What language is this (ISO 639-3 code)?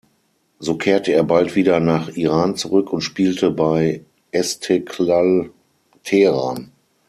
deu